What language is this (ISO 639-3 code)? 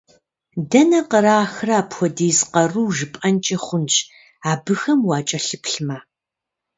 kbd